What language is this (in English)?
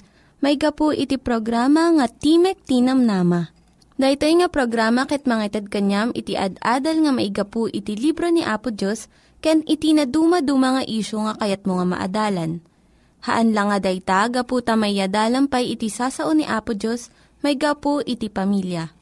Filipino